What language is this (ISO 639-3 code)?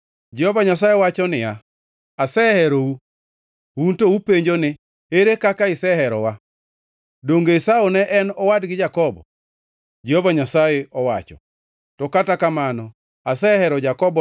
luo